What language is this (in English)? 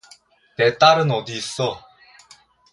Korean